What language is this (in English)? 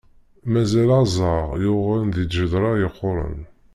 Kabyle